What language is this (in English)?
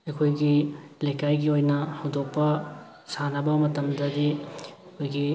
Manipuri